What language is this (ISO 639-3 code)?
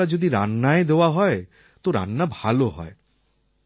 ben